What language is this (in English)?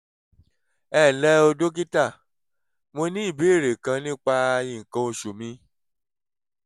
Yoruba